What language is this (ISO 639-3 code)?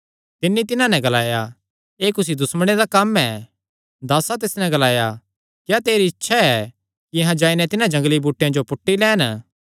xnr